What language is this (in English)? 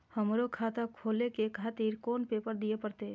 Maithili